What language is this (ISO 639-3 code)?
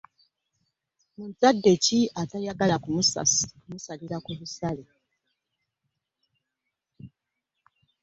lug